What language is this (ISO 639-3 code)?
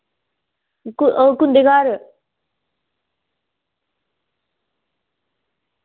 doi